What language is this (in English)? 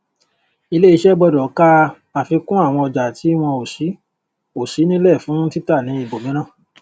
Yoruba